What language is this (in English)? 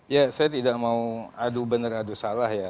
Indonesian